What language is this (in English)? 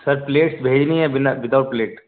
Urdu